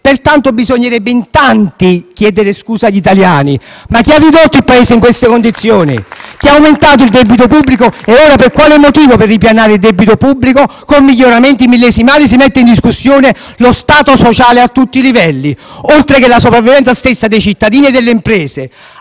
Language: Italian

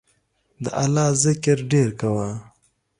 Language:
Pashto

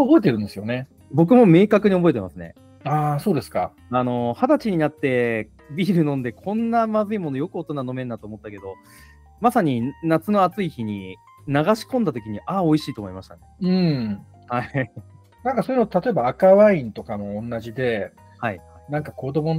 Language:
Japanese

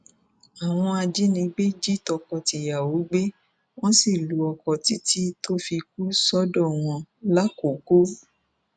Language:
Yoruba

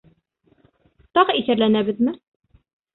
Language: Bashkir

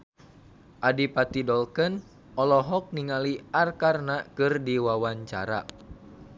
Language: Sundanese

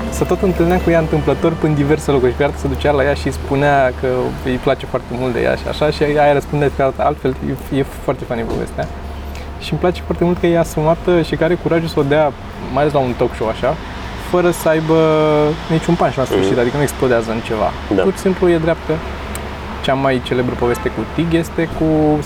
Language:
Romanian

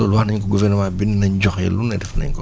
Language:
Wolof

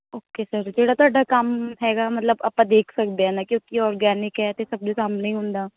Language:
Punjabi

